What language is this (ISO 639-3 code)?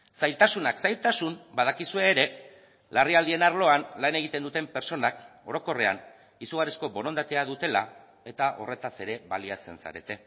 eus